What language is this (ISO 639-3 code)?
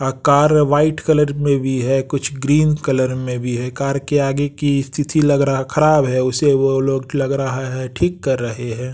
hin